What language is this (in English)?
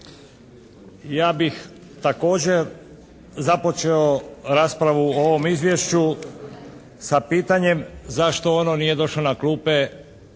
Croatian